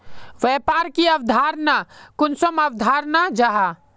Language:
Magahi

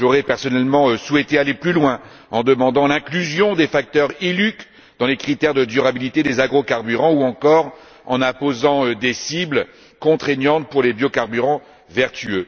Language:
French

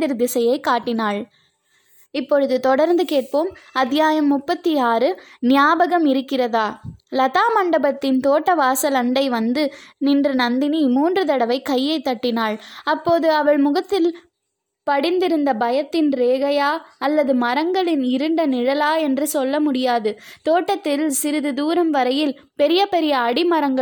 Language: Tamil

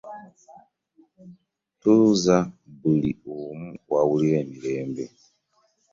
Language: Ganda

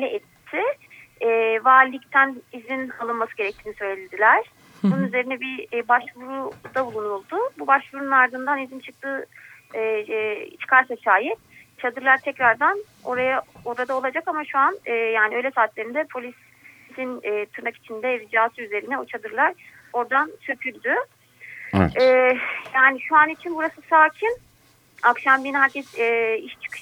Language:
Turkish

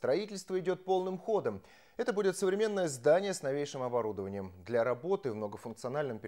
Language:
Russian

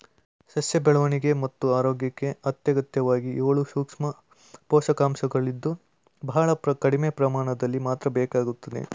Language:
Kannada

